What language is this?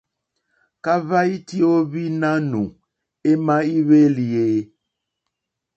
Mokpwe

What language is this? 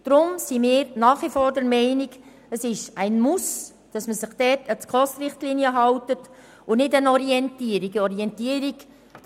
Swiss German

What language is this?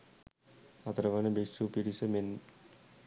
Sinhala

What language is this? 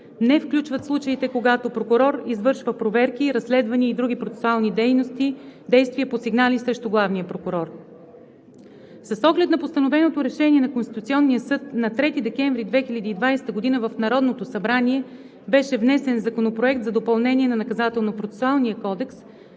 Bulgarian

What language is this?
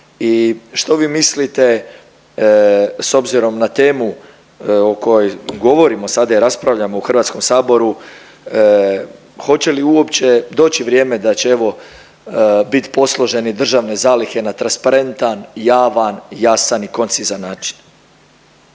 Croatian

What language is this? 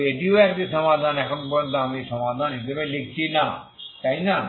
Bangla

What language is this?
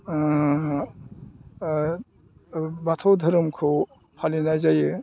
Bodo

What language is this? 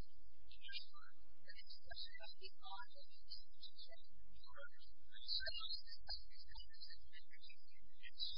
English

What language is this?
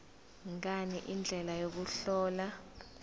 Zulu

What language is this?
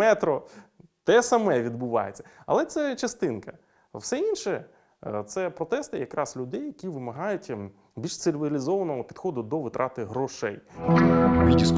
Ukrainian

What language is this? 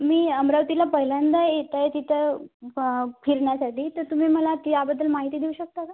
Marathi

